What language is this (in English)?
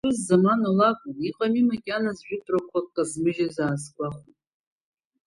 Abkhazian